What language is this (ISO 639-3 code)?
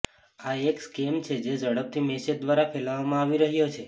guj